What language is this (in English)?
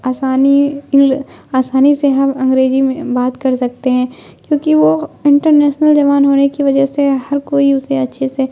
Urdu